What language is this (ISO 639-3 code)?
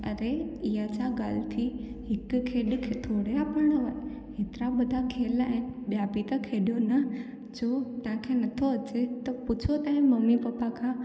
snd